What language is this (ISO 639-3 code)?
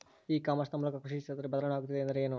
kan